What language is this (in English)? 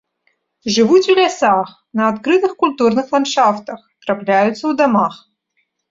Belarusian